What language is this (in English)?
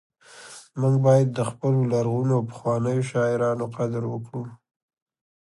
Pashto